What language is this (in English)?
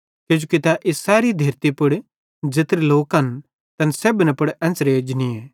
Bhadrawahi